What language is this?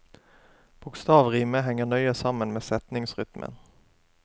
Norwegian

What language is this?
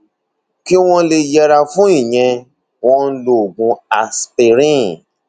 Yoruba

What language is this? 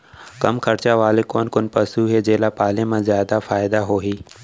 Chhattisgarhi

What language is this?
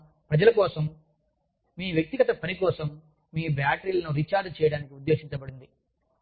Telugu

